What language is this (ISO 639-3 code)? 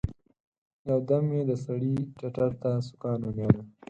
pus